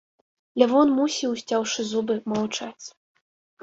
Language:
Belarusian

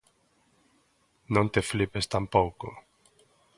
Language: Galician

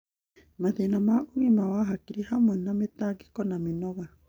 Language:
Kikuyu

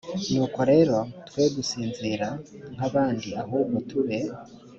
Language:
Kinyarwanda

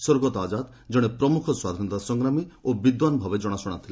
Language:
Odia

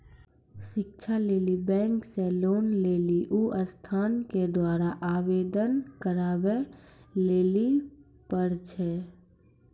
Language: Maithili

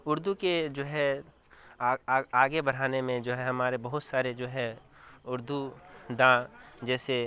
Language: Urdu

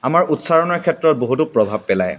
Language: Assamese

